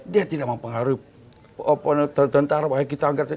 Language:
Indonesian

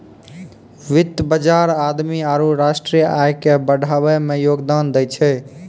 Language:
Maithili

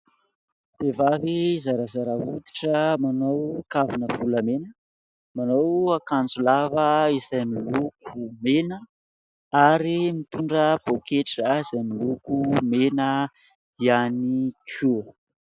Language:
Malagasy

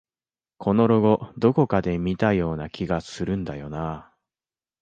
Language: Japanese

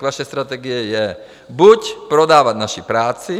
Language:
Czech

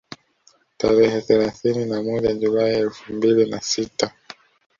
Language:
Swahili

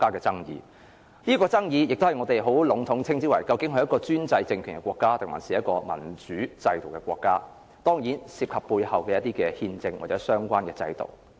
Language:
Cantonese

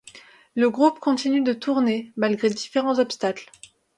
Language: French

